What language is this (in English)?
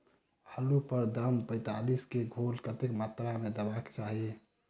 Maithili